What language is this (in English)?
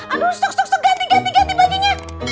Indonesian